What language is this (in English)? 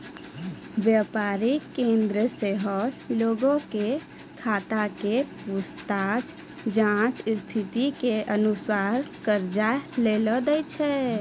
Maithili